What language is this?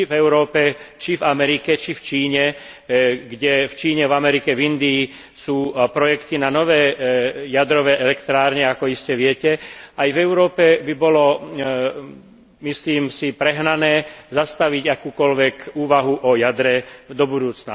Slovak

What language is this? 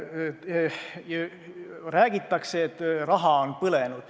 Estonian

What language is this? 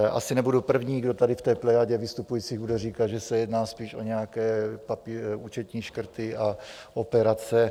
Czech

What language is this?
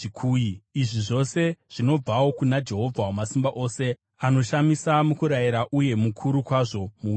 Shona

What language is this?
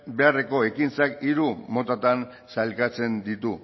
Basque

